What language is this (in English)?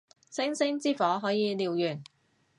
Cantonese